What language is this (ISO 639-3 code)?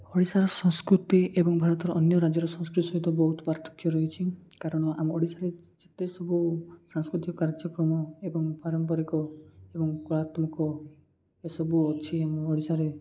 ori